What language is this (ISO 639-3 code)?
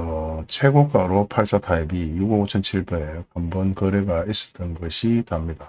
kor